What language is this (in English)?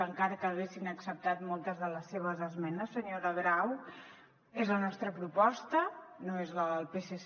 Catalan